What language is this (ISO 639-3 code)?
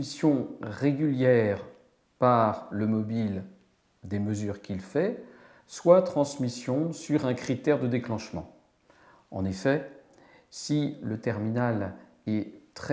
fra